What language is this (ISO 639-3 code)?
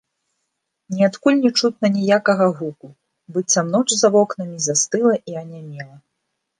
bel